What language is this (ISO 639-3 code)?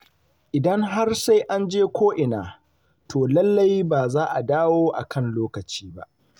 hau